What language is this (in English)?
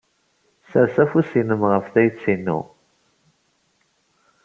Kabyle